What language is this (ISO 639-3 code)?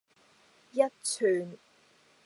yue